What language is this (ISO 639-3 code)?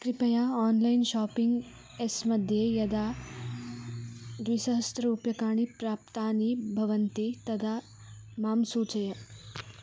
san